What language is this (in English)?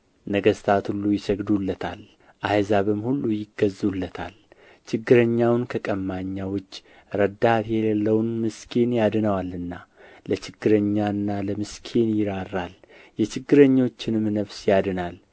Amharic